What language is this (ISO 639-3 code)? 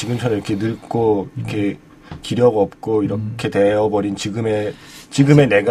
kor